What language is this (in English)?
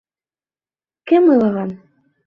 Bashkir